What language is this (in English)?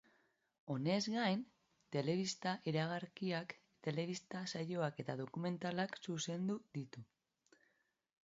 Basque